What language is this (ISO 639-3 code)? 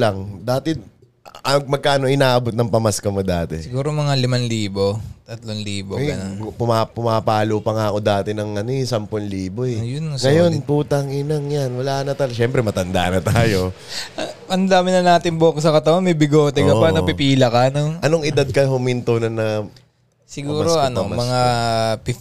fil